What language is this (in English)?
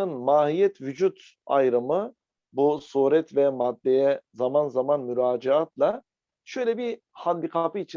Turkish